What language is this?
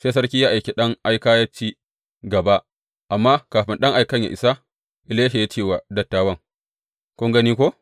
Hausa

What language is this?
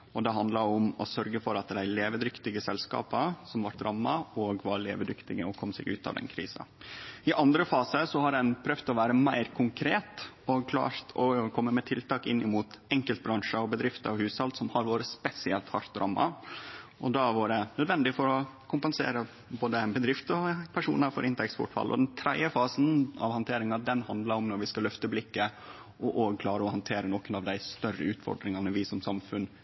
Norwegian Nynorsk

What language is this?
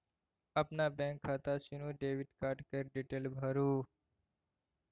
Maithili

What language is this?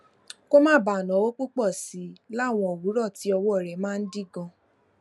Yoruba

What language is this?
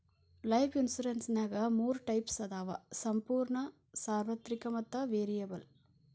Kannada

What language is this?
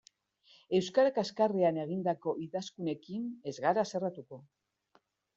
Basque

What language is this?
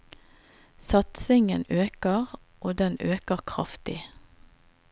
Norwegian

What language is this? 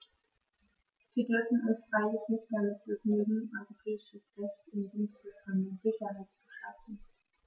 German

